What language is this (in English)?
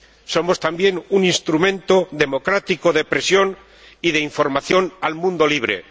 Spanish